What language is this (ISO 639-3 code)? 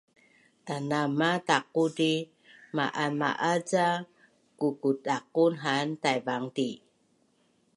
bnn